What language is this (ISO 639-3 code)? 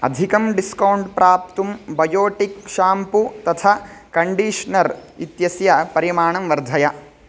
san